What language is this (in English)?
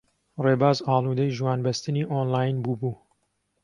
Central Kurdish